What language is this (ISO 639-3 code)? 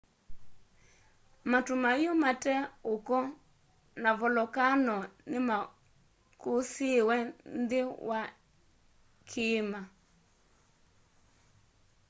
kam